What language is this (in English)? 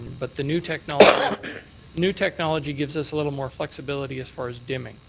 English